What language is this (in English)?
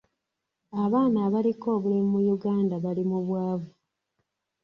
Ganda